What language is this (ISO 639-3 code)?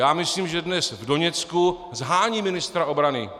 ces